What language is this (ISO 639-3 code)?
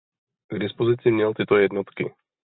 ces